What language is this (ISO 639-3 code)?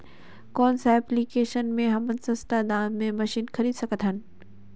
hne